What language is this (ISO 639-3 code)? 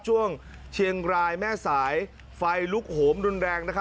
tha